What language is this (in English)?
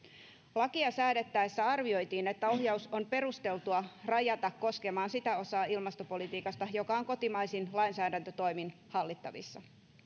Finnish